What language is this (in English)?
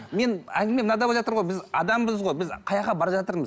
Kazakh